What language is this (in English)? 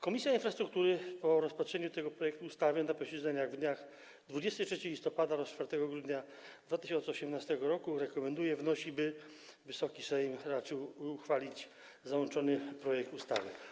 Polish